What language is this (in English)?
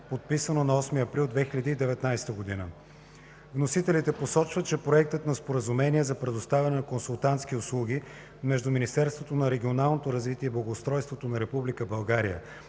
Bulgarian